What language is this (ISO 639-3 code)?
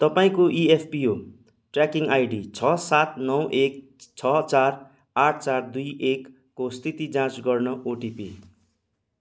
nep